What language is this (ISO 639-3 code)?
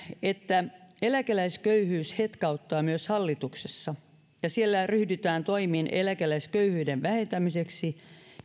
fin